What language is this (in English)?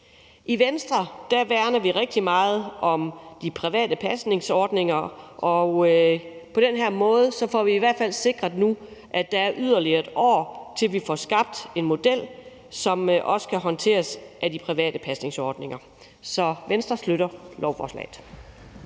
Danish